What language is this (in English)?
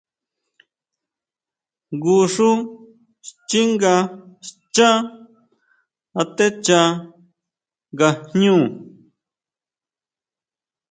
Huautla Mazatec